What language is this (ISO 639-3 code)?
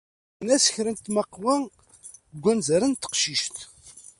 kab